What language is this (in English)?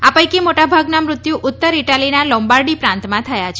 Gujarati